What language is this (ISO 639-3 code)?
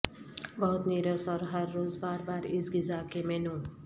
urd